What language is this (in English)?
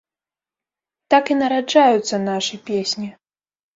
Belarusian